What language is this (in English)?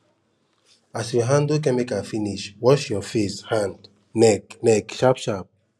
Nigerian Pidgin